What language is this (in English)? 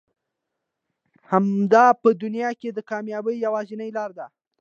Pashto